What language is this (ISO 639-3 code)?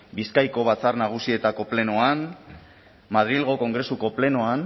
eus